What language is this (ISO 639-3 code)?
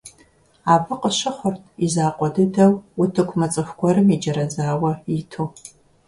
kbd